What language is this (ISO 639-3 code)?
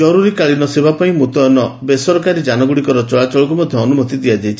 ori